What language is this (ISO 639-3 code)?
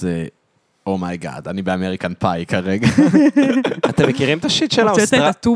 heb